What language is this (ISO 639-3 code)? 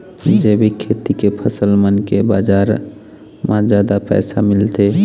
hne